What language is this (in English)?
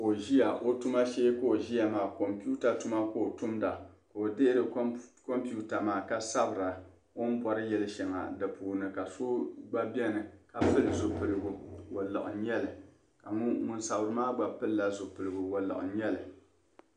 Dagbani